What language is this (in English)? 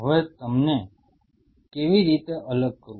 Gujarati